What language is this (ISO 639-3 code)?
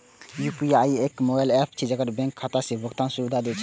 mai